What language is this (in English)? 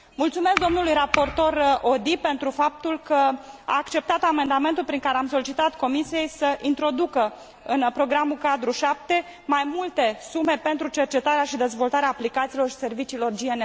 Romanian